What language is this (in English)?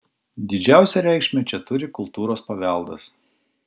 Lithuanian